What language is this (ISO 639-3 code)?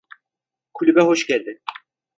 tur